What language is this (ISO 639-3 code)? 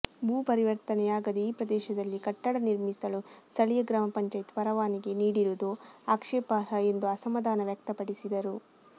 kan